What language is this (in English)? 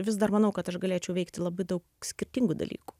Lithuanian